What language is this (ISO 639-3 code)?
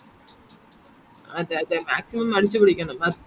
mal